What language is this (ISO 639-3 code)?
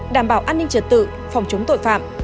vie